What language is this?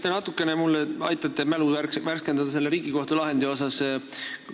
Estonian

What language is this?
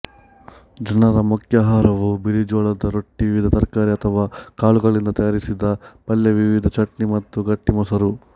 Kannada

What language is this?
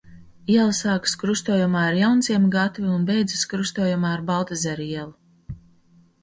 Latvian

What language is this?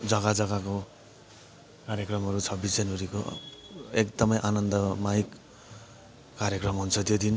Nepali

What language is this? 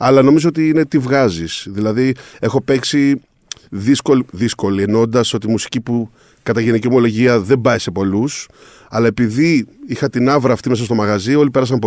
Greek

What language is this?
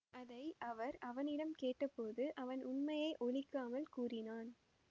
Tamil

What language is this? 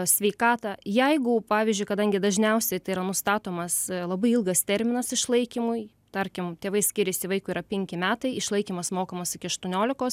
Lithuanian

